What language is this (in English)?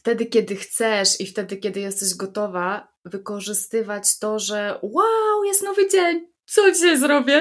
Polish